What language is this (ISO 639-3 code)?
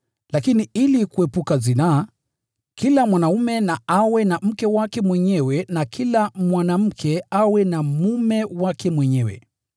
swa